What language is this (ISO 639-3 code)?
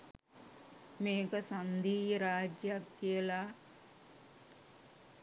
sin